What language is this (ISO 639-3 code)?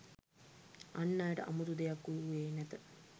sin